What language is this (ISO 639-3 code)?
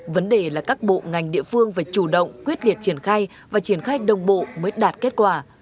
vie